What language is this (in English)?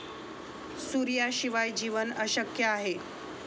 Marathi